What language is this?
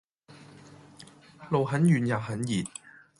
Cantonese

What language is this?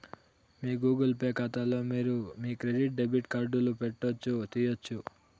Telugu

